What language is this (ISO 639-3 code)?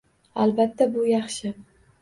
uzb